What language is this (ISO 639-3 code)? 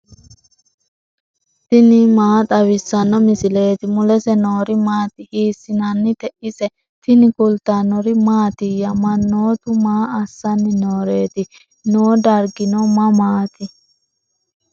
sid